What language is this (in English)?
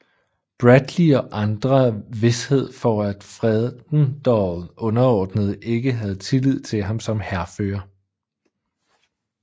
Danish